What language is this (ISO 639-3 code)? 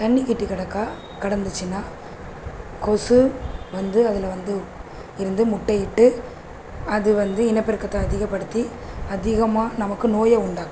tam